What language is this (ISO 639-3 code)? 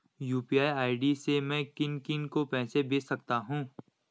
hin